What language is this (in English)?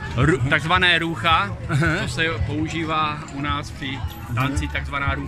Czech